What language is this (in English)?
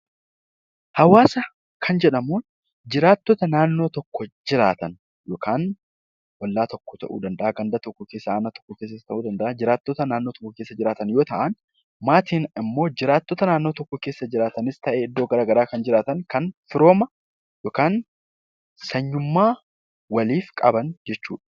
Oromo